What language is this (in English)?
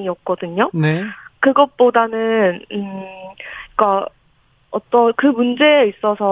Korean